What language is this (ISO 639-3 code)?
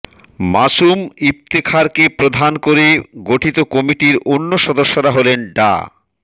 ben